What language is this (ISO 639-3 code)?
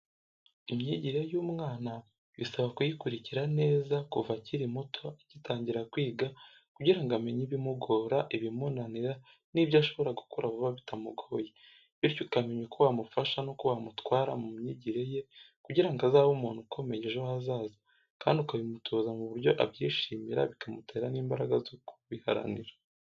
kin